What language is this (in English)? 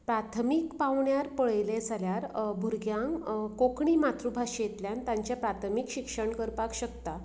Konkani